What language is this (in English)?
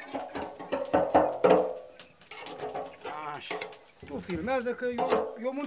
Romanian